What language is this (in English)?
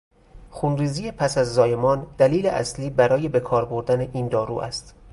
Persian